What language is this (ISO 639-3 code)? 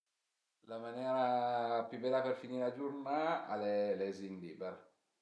pms